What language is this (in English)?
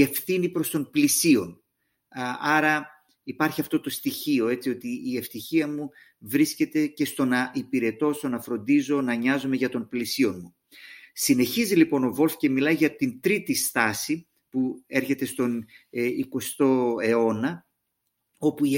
Greek